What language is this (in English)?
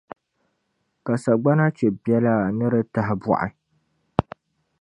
Dagbani